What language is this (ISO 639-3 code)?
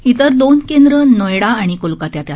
mar